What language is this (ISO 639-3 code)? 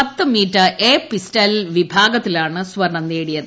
mal